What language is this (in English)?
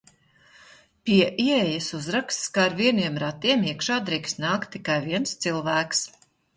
Latvian